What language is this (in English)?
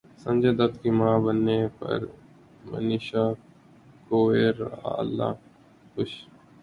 Urdu